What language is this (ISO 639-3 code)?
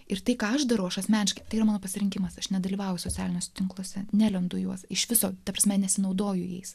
lit